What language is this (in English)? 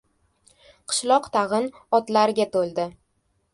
Uzbek